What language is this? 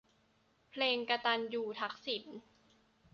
Thai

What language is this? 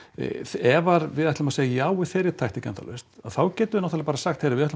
Icelandic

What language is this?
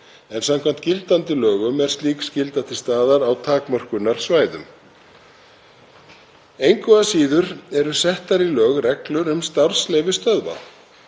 Icelandic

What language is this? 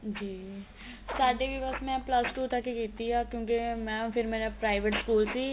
Punjabi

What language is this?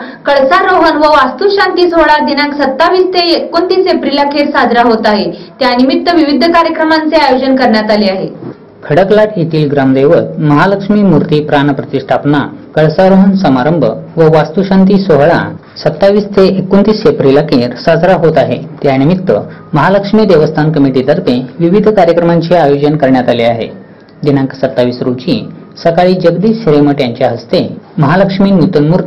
Italian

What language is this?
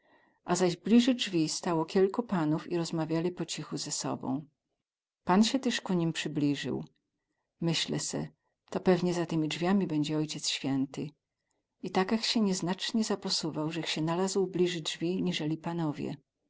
Polish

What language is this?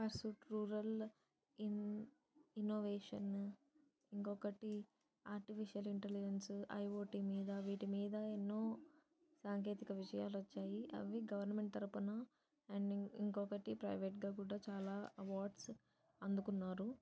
Telugu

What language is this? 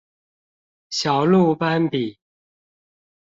Chinese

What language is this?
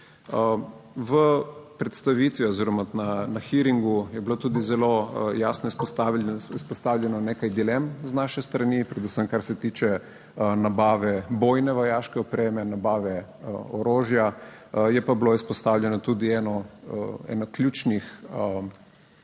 Slovenian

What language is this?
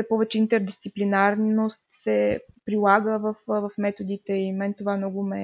Bulgarian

